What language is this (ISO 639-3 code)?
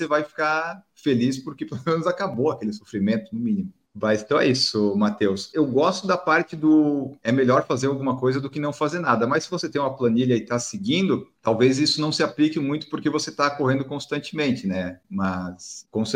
por